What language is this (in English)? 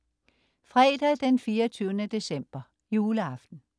Danish